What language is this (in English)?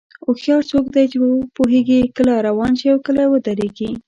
Pashto